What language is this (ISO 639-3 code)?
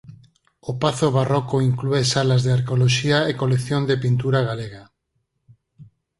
glg